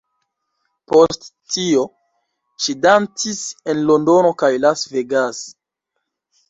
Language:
Esperanto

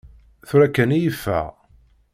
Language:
Kabyle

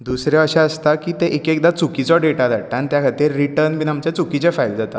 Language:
Konkani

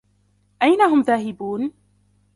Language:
Arabic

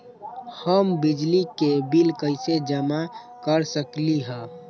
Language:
Magahi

